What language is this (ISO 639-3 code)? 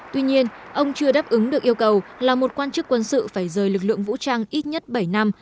vie